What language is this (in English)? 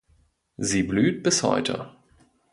German